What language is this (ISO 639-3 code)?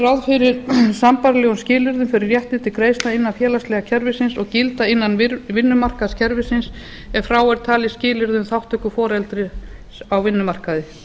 isl